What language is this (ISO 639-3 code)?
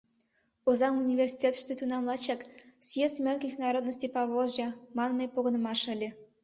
chm